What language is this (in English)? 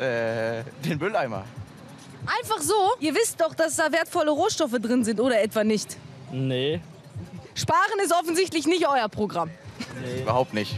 German